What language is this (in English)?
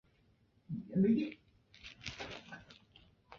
Chinese